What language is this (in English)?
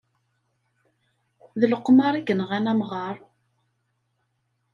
Kabyle